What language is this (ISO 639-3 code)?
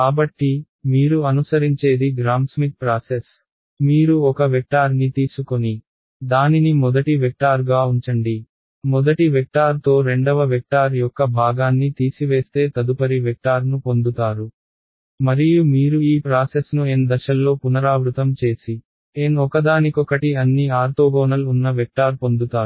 tel